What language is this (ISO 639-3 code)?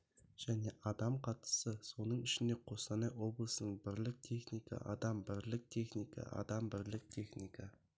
kaz